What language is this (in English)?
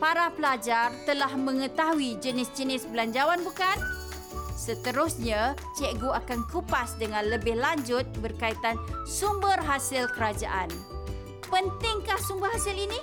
Malay